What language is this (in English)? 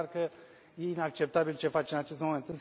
Romanian